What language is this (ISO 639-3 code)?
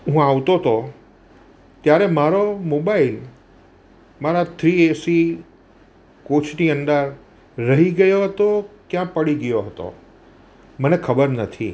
guj